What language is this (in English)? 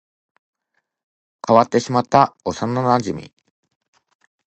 Japanese